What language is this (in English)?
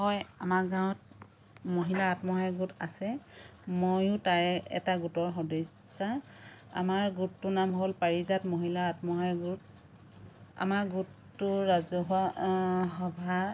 Assamese